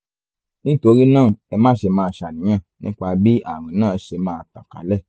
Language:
Yoruba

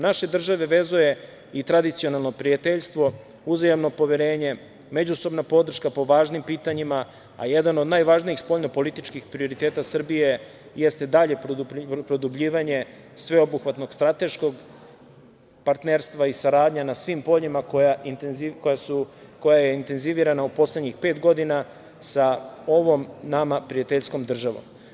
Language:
Serbian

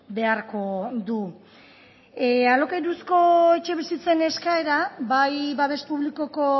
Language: Basque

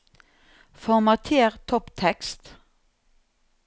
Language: Norwegian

